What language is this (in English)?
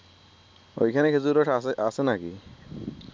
Bangla